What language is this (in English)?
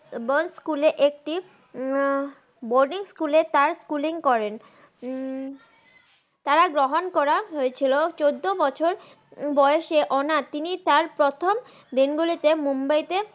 Bangla